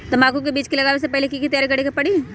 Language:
Magahi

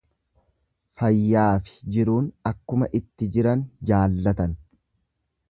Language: Oromo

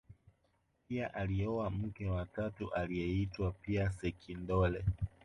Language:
Swahili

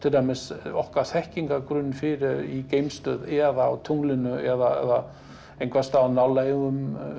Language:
Icelandic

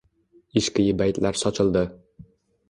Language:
Uzbek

